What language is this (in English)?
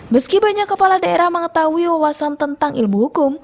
Indonesian